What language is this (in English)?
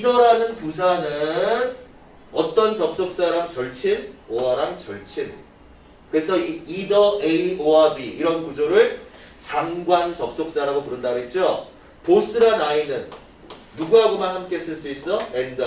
Korean